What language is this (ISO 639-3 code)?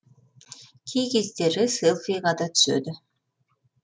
kaz